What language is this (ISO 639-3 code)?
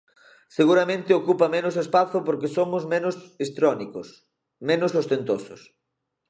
glg